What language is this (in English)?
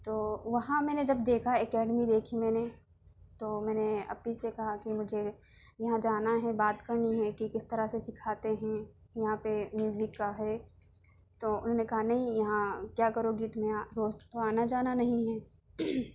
Urdu